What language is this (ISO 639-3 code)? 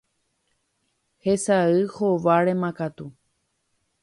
grn